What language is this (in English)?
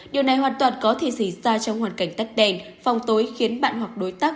Vietnamese